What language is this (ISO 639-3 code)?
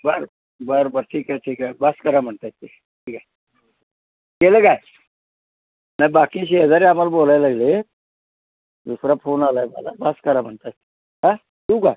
mar